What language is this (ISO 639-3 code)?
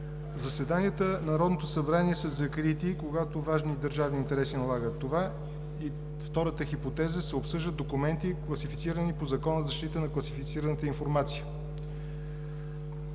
bul